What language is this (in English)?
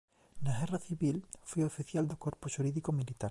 Galician